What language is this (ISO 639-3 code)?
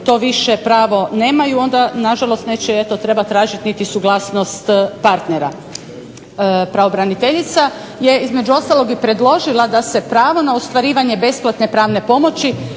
hrv